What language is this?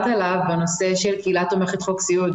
Hebrew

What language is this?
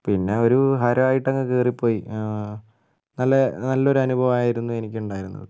Malayalam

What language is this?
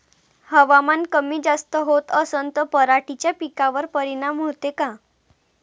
Marathi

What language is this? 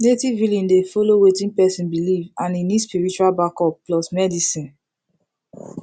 Nigerian Pidgin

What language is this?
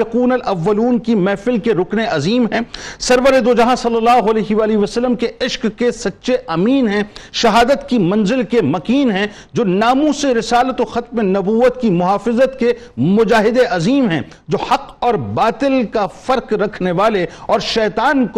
Urdu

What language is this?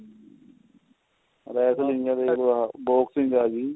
Punjabi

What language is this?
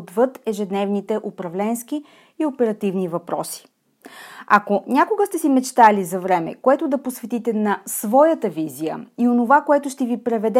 Bulgarian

